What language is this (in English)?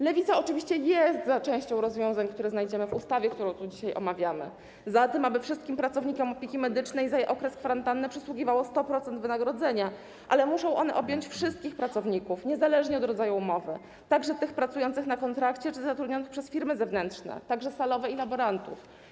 Polish